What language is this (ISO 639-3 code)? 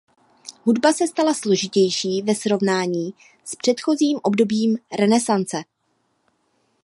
ces